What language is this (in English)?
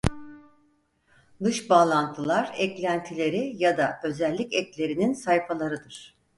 Turkish